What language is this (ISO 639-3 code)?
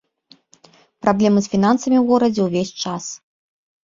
bel